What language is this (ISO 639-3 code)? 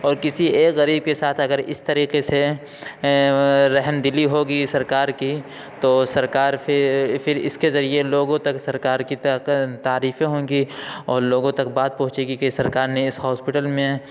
urd